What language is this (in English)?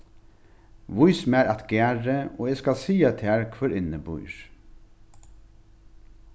Faroese